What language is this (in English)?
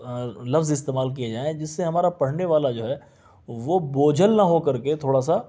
Urdu